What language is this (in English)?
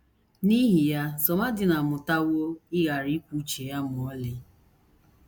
Igbo